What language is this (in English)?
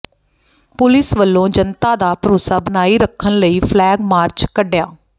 Punjabi